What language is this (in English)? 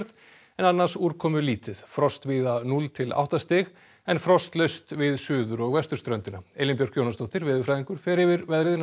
Icelandic